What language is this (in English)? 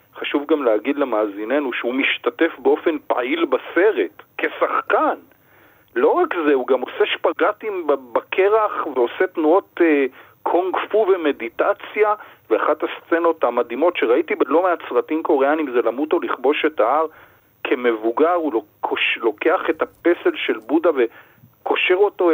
Hebrew